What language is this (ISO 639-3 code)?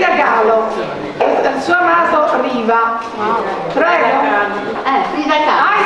ita